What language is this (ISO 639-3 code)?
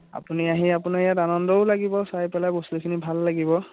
asm